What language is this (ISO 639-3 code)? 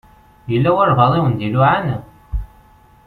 kab